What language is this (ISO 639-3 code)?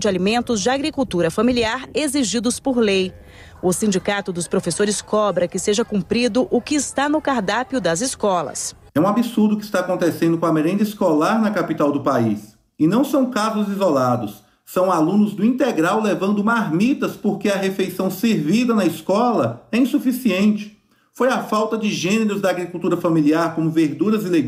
por